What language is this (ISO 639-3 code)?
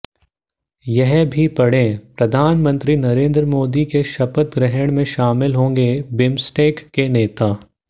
hin